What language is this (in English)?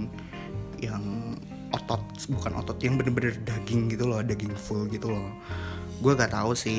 Indonesian